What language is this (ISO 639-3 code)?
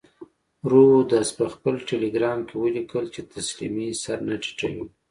pus